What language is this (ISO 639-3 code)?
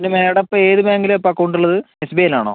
mal